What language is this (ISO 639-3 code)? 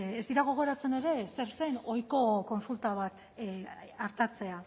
eus